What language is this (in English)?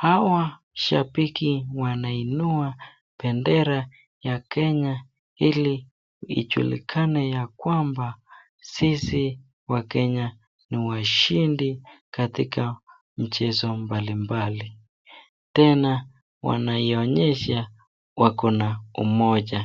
Swahili